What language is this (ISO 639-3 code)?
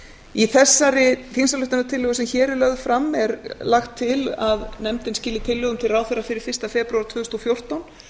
isl